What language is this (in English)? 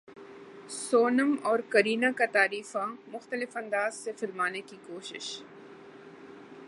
Urdu